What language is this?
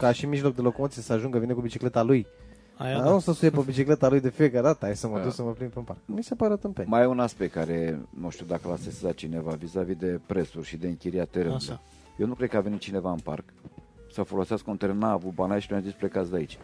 Romanian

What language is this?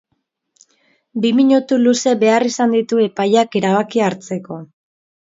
Basque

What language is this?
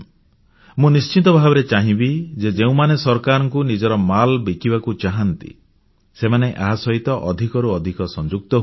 Odia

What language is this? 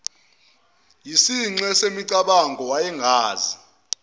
Zulu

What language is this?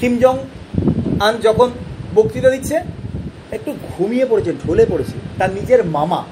Bangla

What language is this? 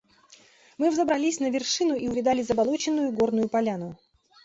Russian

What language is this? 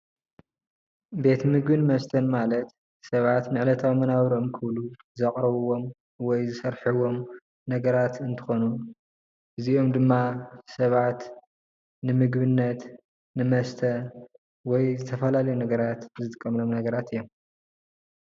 Tigrinya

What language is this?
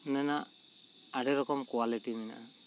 Santali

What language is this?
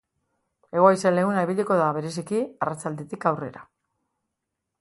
Basque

